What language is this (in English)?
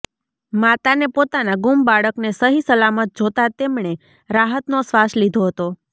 Gujarati